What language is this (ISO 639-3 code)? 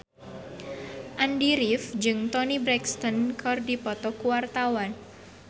sun